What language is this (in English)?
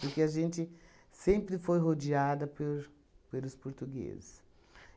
Portuguese